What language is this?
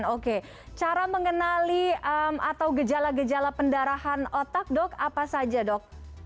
Indonesian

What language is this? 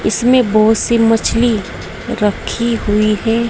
Hindi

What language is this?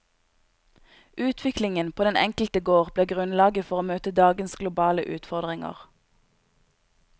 Norwegian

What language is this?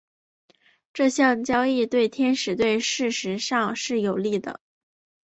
Chinese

